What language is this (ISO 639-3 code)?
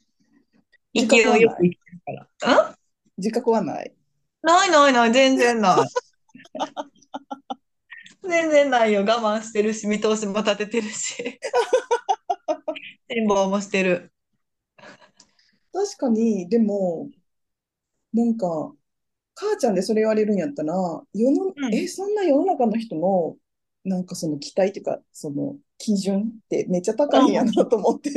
jpn